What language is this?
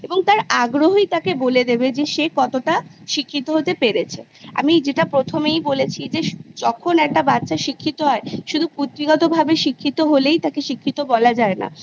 Bangla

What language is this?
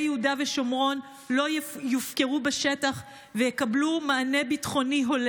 Hebrew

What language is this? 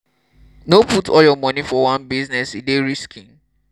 Nigerian Pidgin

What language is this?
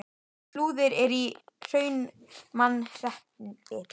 Icelandic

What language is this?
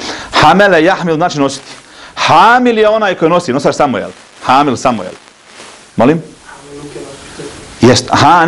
Arabic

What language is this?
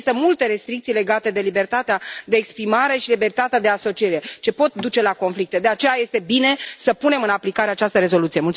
Romanian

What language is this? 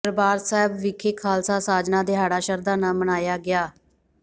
Punjabi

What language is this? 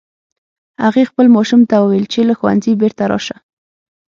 Pashto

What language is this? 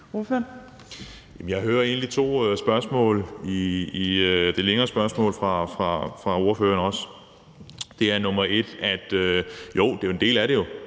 Danish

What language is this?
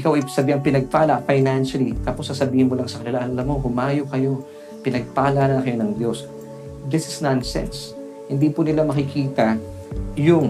Filipino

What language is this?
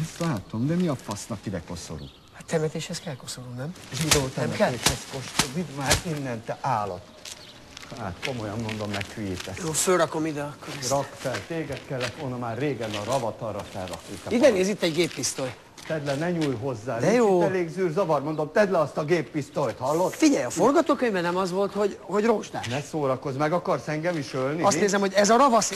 Hungarian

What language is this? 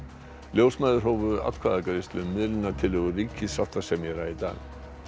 Icelandic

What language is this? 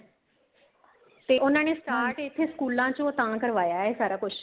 Punjabi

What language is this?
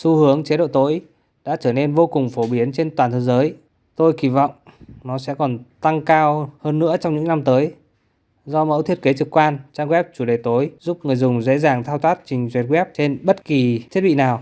Vietnamese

